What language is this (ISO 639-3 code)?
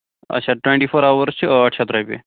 kas